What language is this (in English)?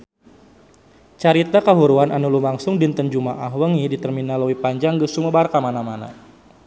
Sundanese